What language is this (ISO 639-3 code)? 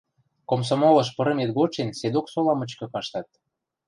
mrj